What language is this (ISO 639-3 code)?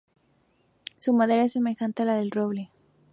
spa